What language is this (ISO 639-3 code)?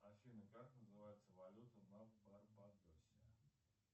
rus